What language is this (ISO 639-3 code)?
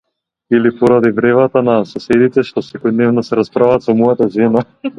mkd